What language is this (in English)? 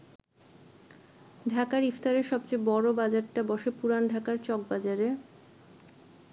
Bangla